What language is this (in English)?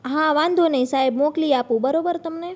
Gujarati